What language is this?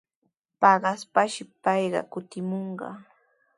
Sihuas Ancash Quechua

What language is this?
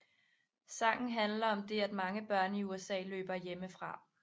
Danish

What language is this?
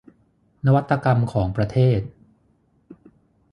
Thai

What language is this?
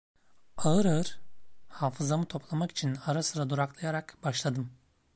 Turkish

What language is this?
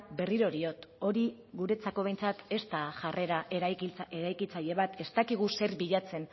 Basque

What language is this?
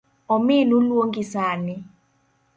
Luo (Kenya and Tanzania)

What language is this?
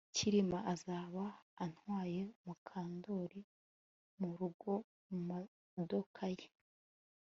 Kinyarwanda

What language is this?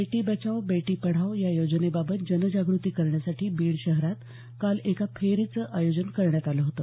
Marathi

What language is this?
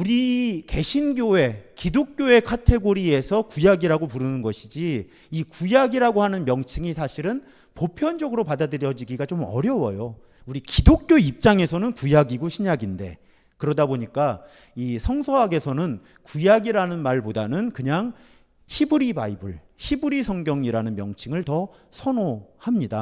Korean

